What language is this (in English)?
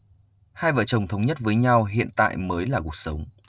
Vietnamese